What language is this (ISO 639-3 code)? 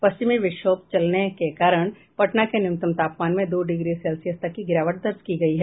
hin